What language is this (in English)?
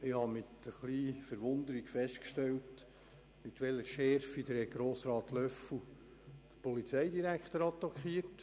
Swiss German